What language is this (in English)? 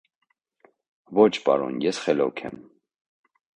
Armenian